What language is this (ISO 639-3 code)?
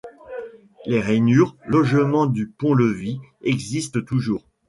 fra